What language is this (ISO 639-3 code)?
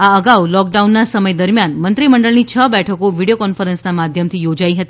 guj